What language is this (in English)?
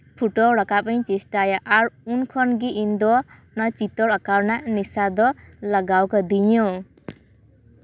Santali